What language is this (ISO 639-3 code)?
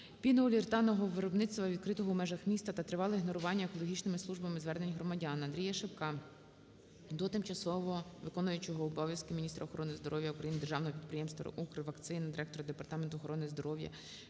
ukr